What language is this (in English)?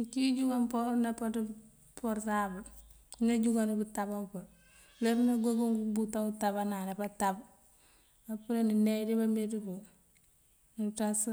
Mandjak